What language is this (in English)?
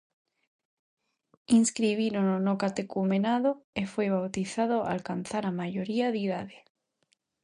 Galician